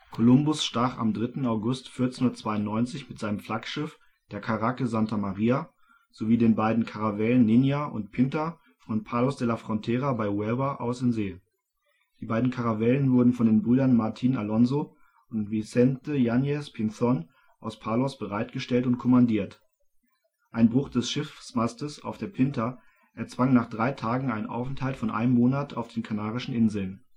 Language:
German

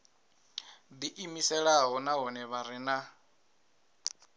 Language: Venda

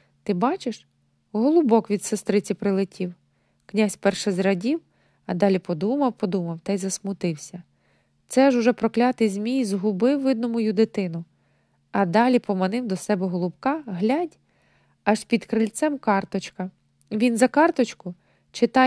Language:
Ukrainian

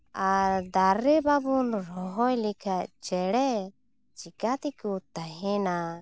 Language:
Santali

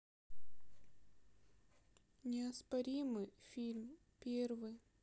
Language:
Russian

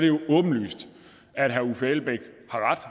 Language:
Danish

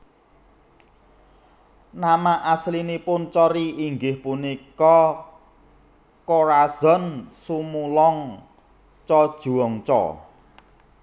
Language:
Javanese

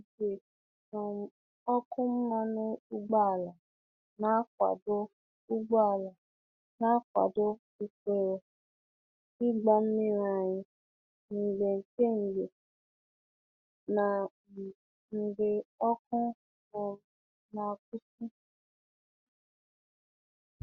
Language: Igbo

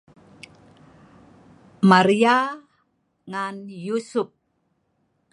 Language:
Sa'ban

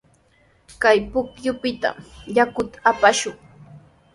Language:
Sihuas Ancash Quechua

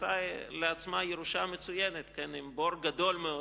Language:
Hebrew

